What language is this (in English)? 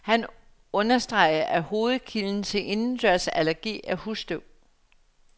Danish